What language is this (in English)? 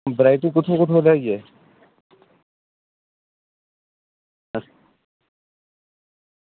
Dogri